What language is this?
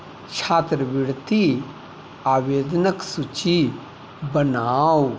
Maithili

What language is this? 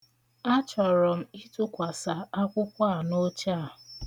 Igbo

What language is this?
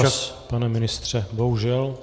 Czech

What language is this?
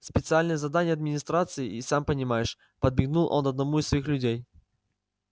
Russian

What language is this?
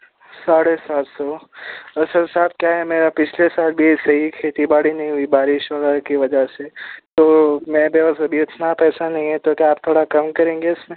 Urdu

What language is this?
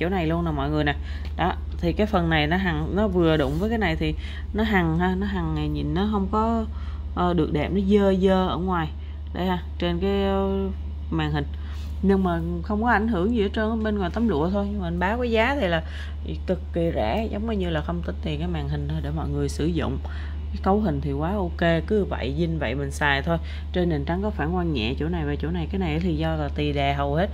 Vietnamese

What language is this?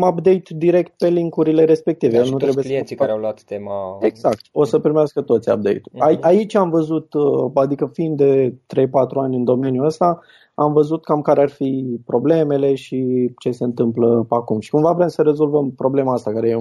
Romanian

